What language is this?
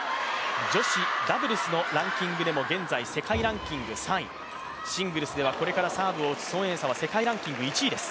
Japanese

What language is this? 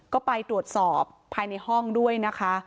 Thai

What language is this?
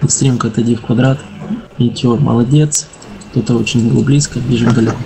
Russian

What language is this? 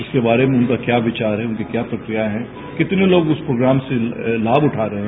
Hindi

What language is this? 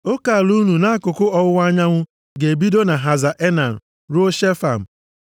Igbo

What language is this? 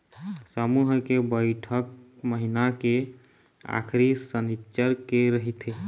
Chhattisgarhi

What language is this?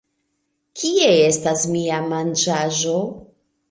Esperanto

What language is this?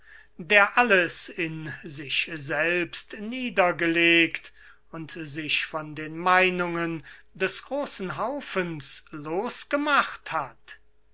German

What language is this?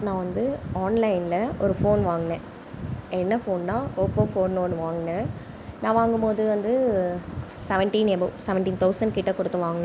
Tamil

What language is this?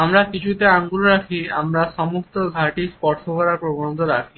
Bangla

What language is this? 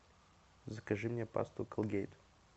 Russian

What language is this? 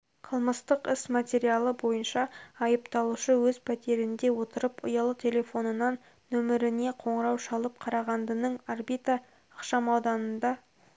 Kazakh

